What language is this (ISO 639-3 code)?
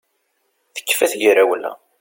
kab